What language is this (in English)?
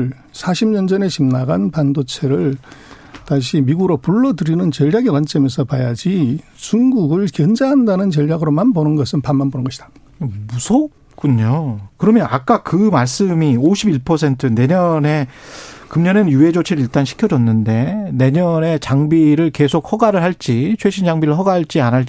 Korean